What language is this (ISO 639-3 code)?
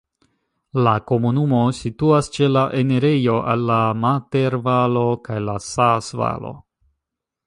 epo